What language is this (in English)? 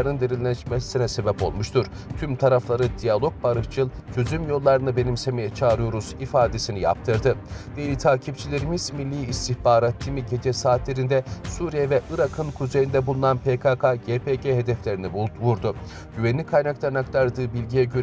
Turkish